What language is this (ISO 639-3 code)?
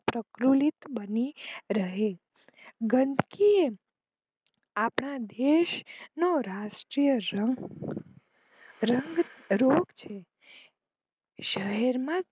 guj